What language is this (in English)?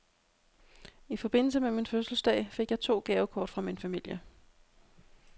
Danish